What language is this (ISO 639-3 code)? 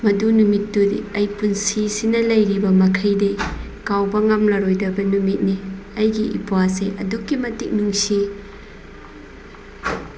mni